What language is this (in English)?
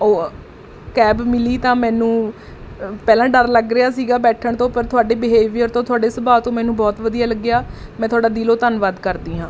Punjabi